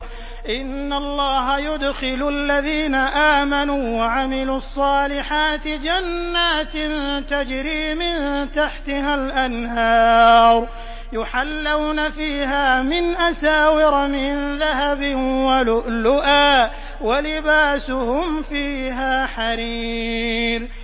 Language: Arabic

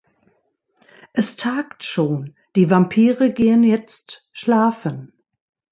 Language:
German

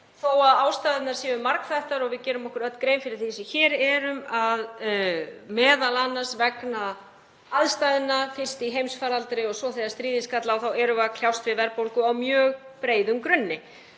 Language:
Icelandic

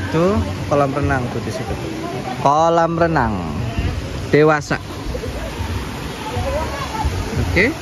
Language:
Indonesian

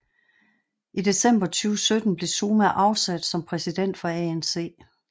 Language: Danish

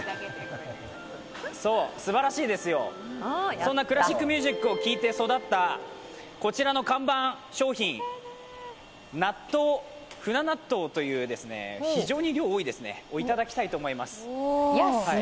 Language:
Japanese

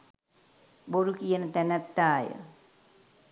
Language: Sinhala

